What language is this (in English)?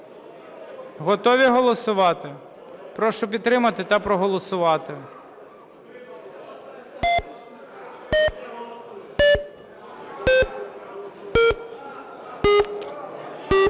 Ukrainian